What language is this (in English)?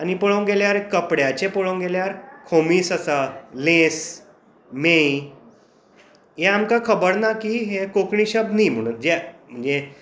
Konkani